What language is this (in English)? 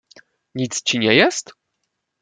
Polish